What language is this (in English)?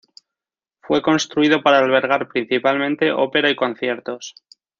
Spanish